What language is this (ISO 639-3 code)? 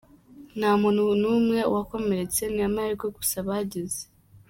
kin